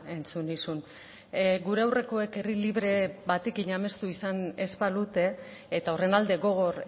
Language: Basque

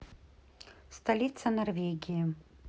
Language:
Russian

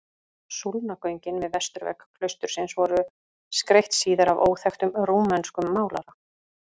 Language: Icelandic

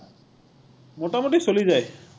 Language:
Assamese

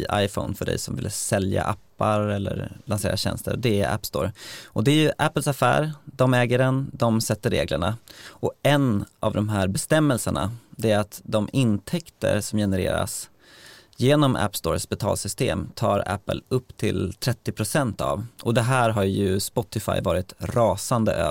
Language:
Swedish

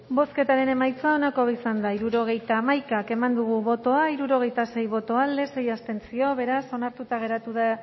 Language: Basque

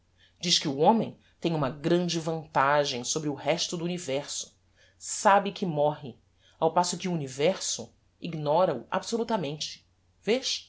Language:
Portuguese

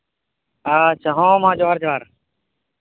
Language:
Santali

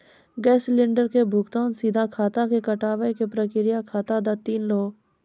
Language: Maithili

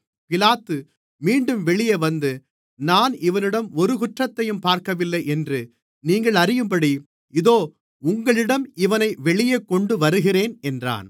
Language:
Tamil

